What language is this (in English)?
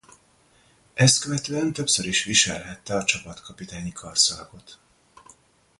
Hungarian